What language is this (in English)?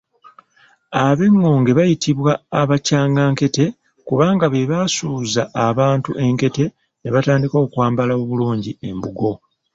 Ganda